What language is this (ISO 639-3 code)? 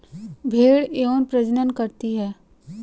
hin